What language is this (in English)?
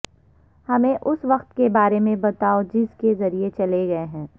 Urdu